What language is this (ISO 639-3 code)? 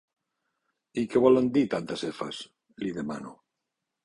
cat